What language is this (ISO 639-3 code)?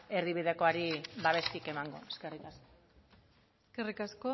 eus